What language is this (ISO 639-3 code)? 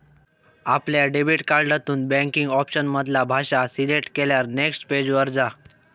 mar